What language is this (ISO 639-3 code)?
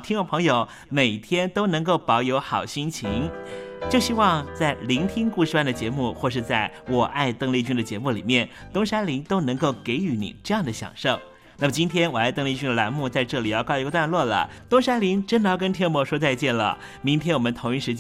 zho